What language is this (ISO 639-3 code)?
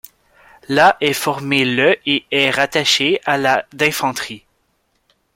fra